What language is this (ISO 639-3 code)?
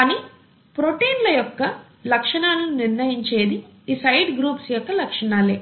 tel